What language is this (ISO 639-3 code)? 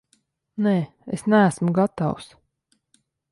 lav